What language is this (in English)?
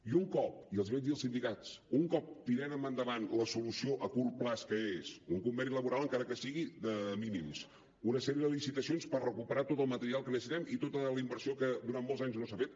Catalan